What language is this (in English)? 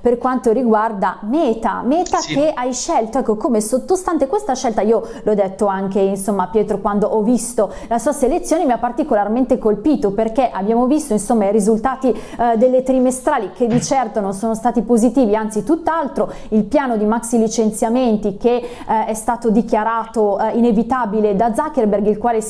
Italian